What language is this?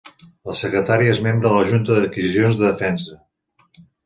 Catalan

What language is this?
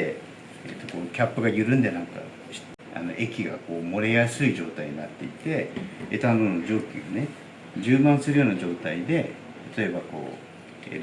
Japanese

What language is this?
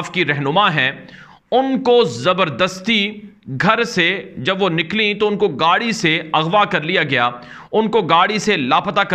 Hindi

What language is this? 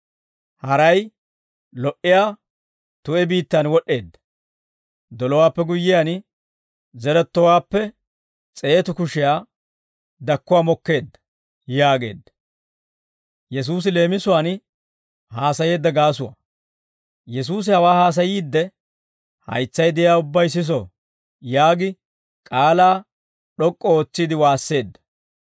Dawro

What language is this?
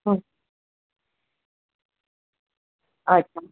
Gujarati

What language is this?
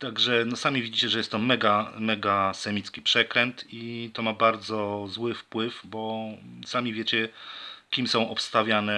Polish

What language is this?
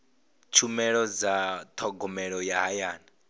Venda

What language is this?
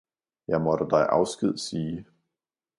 Danish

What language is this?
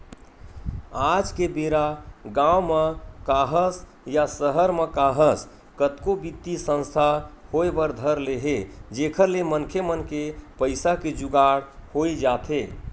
Chhattisgarhi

